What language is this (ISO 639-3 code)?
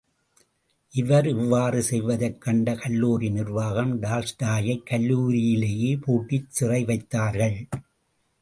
tam